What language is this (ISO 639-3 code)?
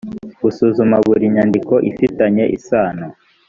kin